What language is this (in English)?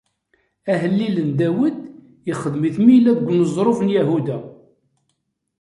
Kabyle